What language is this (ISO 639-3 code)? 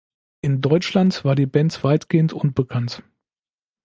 deu